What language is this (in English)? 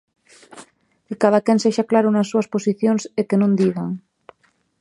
Galician